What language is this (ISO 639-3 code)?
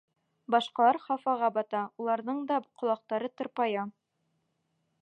bak